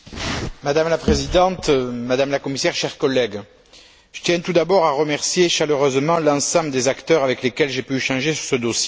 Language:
French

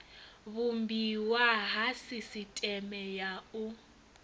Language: Venda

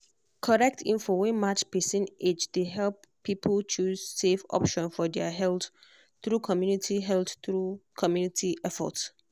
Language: Nigerian Pidgin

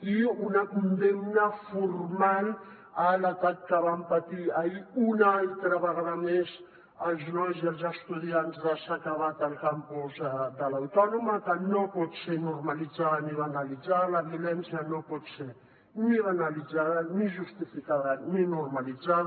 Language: Catalan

